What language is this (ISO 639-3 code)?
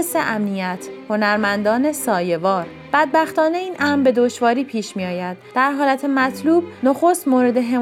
fas